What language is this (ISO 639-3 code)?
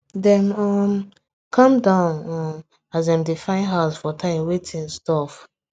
pcm